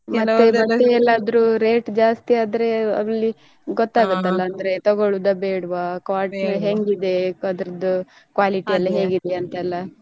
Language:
Kannada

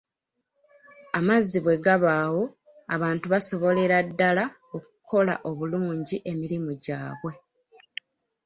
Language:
Ganda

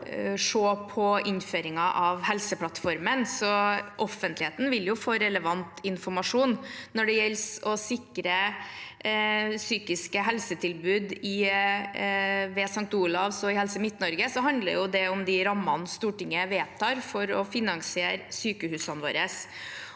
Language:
Norwegian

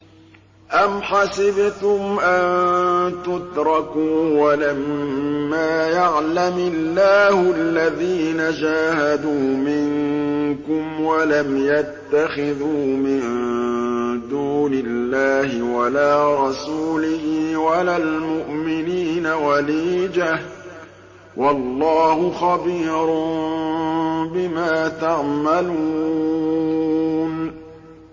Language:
Arabic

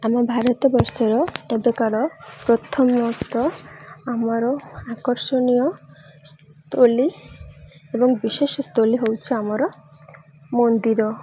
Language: Odia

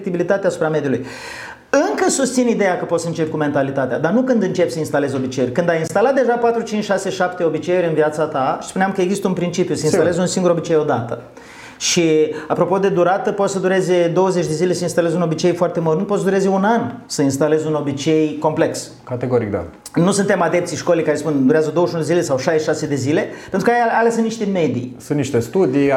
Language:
Romanian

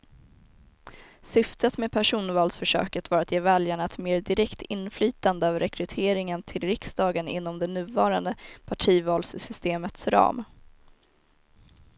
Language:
Swedish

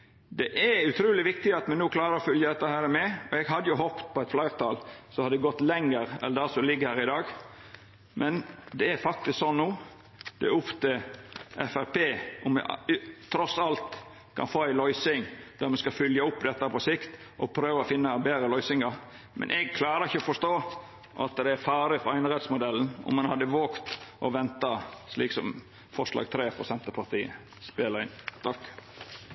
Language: Norwegian Nynorsk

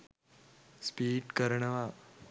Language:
Sinhala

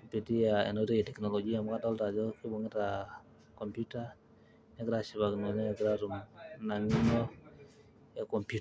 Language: Masai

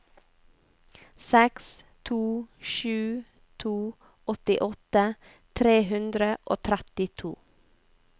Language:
Norwegian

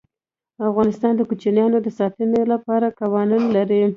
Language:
Pashto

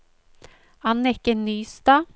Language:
Norwegian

